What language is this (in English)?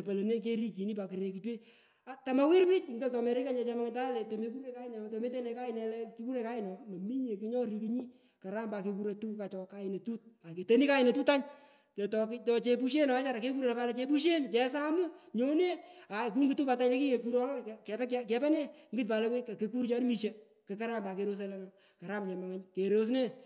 Pökoot